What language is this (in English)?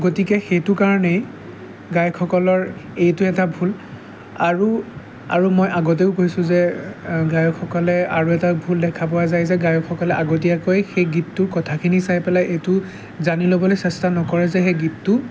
Assamese